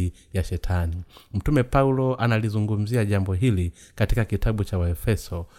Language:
Swahili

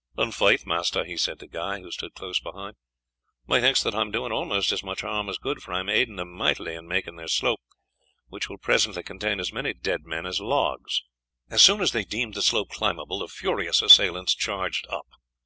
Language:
English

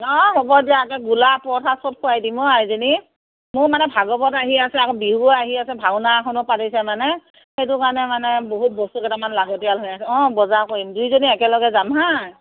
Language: Assamese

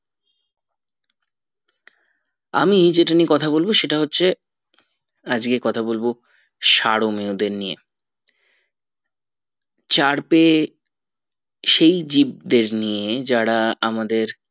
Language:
Bangla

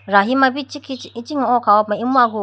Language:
Idu-Mishmi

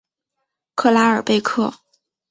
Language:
Chinese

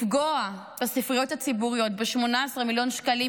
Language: Hebrew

